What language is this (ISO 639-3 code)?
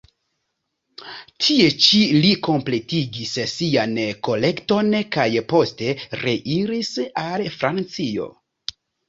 epo